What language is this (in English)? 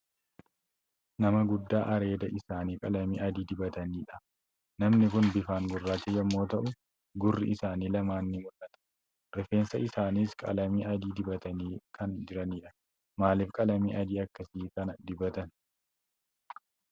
Oromo